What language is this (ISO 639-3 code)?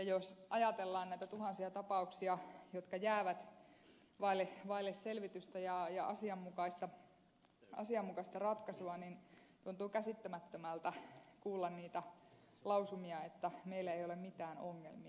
fin